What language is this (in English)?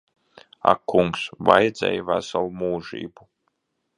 Latvian